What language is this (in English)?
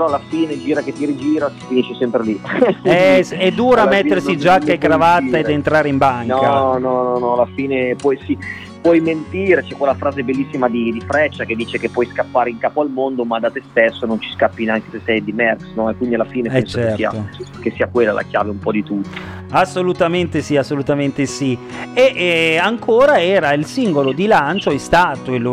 Italian